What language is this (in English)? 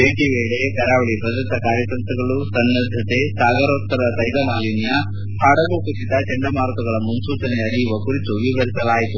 Kannada